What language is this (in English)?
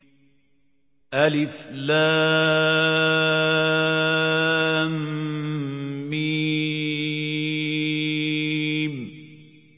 Arabic